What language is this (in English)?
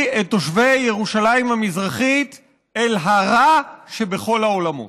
Hebrew